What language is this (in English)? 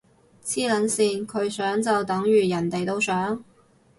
Cantonese